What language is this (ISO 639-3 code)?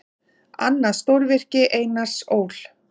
isl